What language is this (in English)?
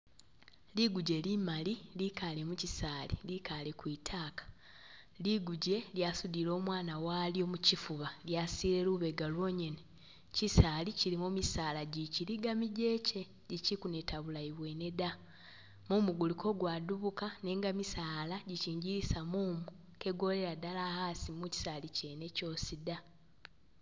Masaaba